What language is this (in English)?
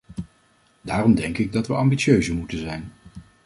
Dutch